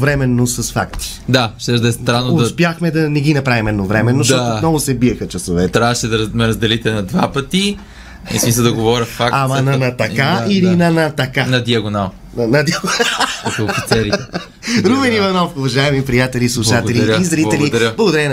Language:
Bulgarian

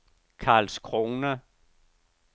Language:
Danish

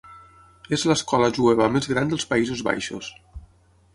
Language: Catalan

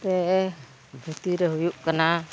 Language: Santali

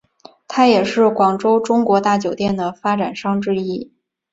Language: Chinese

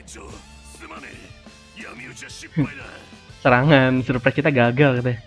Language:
Indonesian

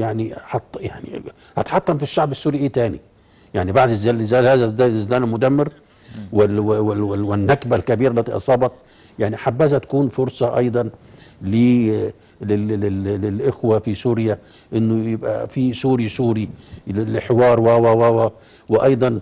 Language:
Arabic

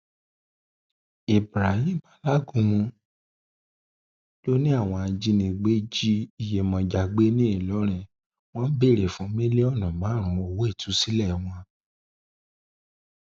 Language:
Yoruba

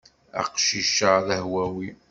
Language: Kabyle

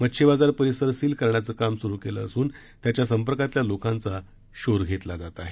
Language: Marathi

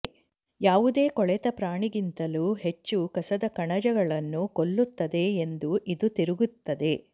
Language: Kannada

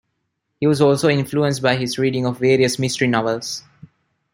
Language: English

